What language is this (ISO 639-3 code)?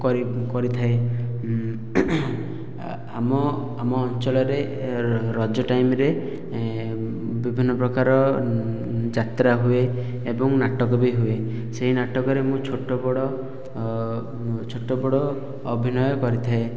ori